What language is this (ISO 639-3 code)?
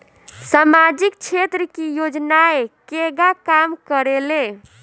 bho